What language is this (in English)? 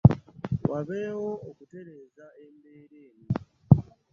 Ganda